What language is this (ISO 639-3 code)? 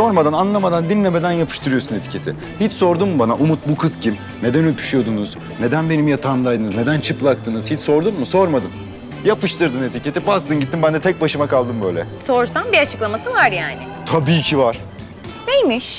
tur